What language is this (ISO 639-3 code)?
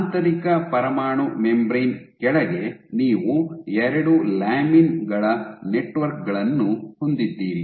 kan